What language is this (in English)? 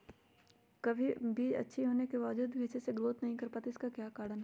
Magahi